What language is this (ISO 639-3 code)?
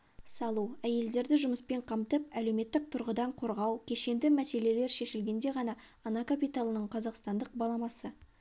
kaz